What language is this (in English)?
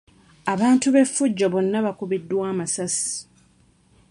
Ganda